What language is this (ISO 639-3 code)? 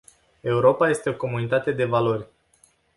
ron